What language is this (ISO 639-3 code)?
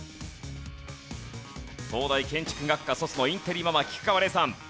jpn